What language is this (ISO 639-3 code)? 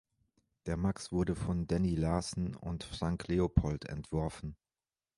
deu